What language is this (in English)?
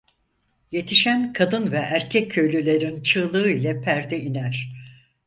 Turkish